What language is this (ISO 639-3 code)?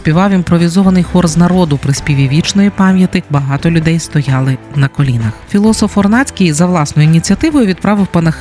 ukr